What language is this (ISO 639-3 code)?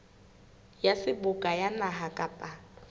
sot